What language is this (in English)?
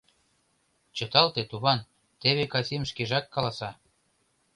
Mari